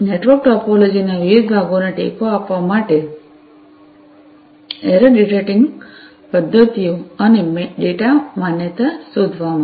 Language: Gujarati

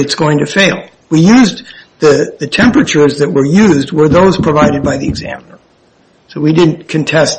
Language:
English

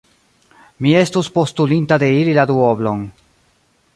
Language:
Esperanto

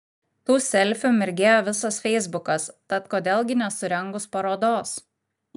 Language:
Lithuanian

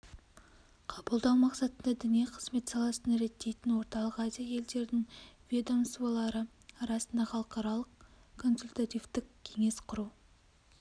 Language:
Kazakh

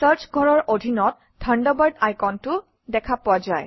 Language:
Assamese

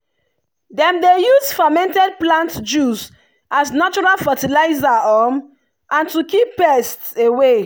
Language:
Nigerian Pidgin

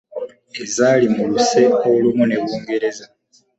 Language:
Ganda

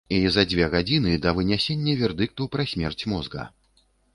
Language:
Belarusian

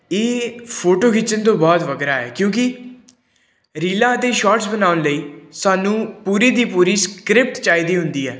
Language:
Punjabi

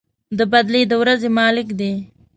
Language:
Pashto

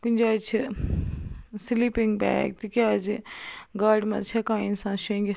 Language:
Kashmiri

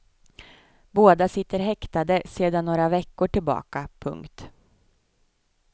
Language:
Swedish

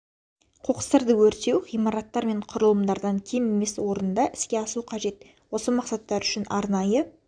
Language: Kazakh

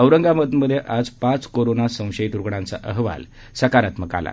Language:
Marathi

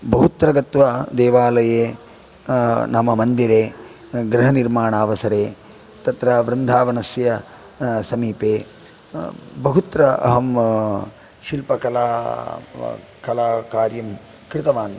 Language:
Sanskrit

